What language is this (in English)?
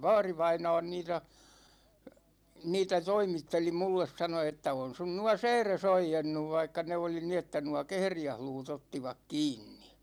Finnish